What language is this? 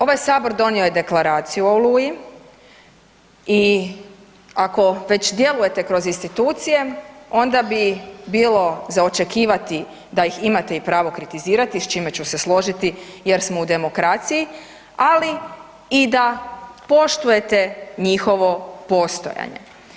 Croatian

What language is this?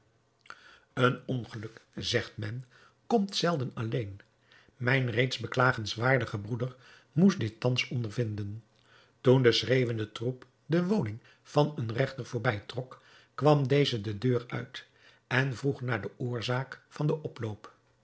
Dutch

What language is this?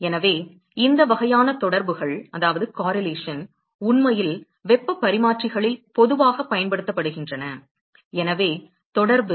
Tamil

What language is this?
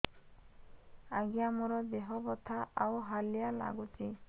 Odia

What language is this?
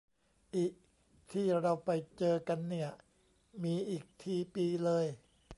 Thai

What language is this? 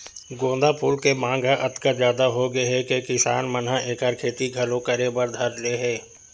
Chhattisgarhi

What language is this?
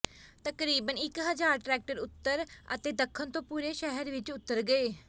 Punjabi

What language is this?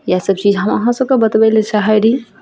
Maithili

